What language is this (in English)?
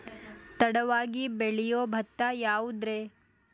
Kannada